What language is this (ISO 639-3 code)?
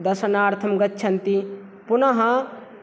san